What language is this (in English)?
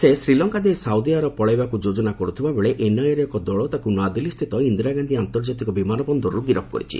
Odia